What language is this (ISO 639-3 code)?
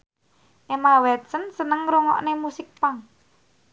jav